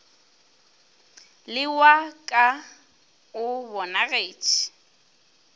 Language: Northern Sotho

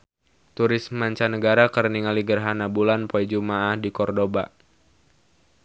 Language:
Sundanese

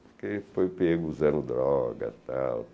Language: Portuguese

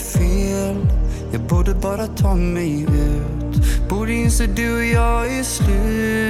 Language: Swedish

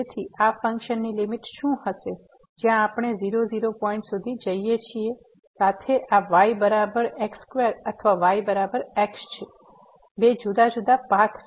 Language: Gujarati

